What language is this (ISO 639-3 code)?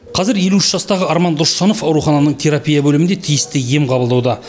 kaz